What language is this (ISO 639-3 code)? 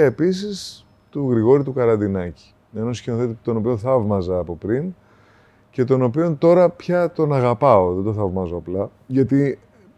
ell